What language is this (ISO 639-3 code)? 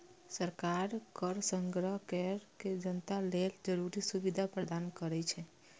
mai